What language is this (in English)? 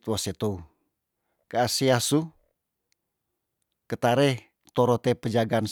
Tondano